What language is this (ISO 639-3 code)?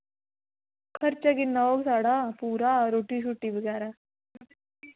doi